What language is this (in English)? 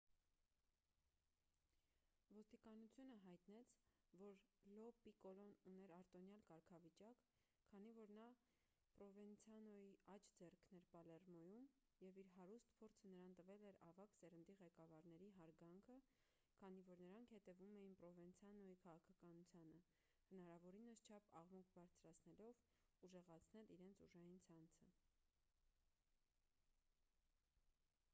Armenian